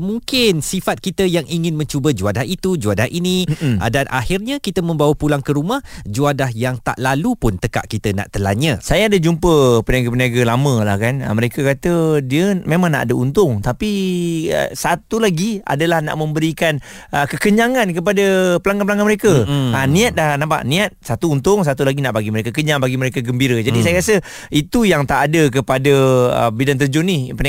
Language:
Malay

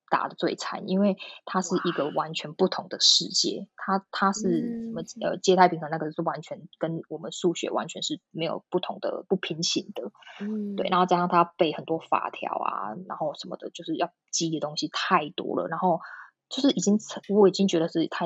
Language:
Chinese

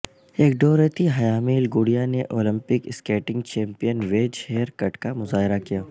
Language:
Urdu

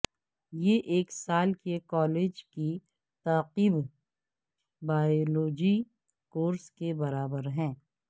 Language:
Urdu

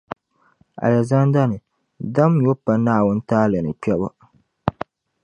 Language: Dagbani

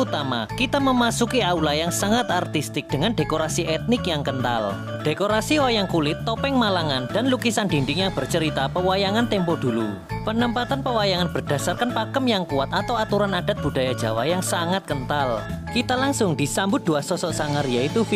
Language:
Indonesian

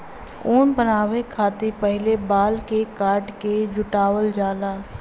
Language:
Bhojpuri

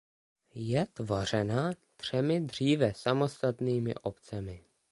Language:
Czech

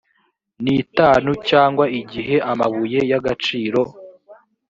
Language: Kinyarwanda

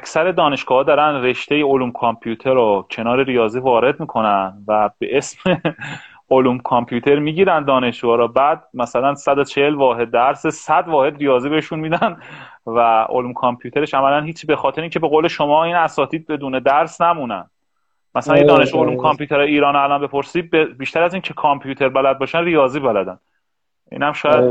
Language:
Persian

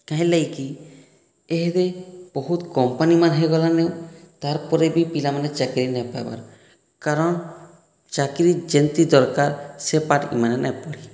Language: Odia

